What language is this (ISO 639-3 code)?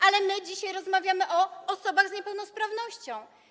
pol